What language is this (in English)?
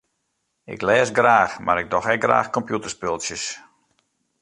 Western Frisian